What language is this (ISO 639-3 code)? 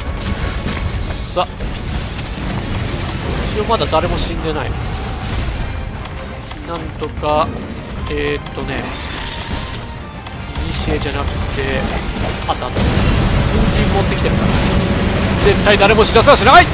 jpn